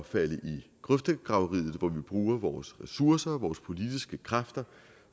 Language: Danish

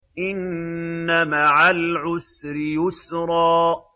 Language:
Arabic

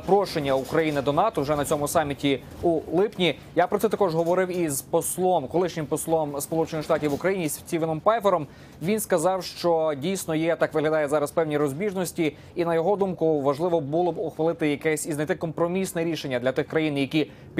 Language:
Ukrainian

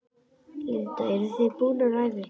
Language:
Icelandic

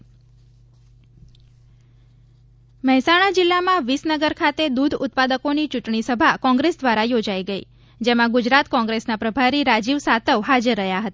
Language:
Gujarati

